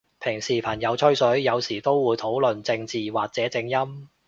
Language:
Cantonese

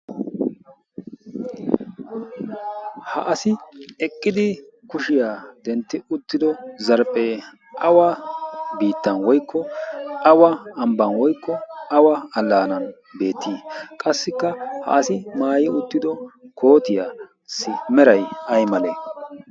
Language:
Wolaytta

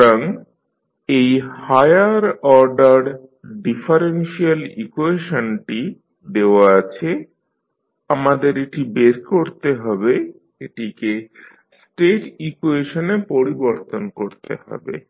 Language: Bangla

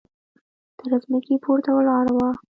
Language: Pashto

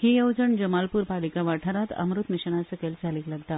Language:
Konkani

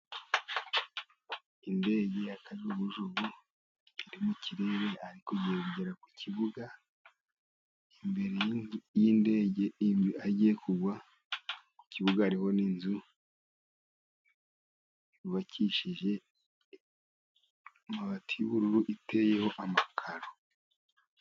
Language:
Kinyarwanda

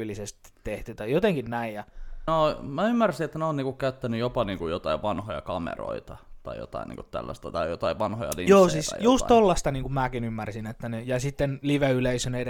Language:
Finnish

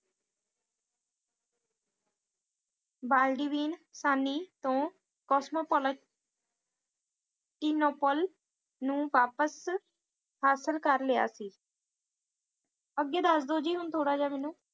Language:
Punjabi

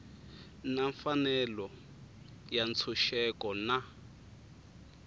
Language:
Tsonga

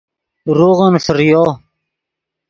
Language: Yidgha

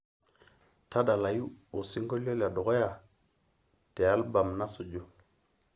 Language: Masai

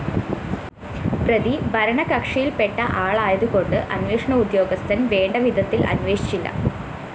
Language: Malayalam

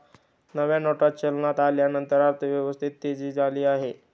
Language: Marathi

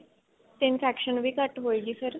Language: Punjabi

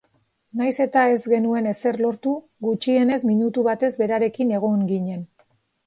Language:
Basque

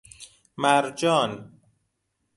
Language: Persian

